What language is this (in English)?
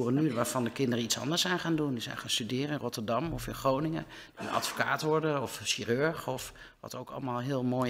Dutch